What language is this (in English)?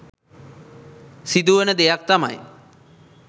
Sinhala